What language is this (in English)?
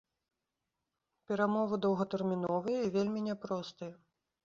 Belarusian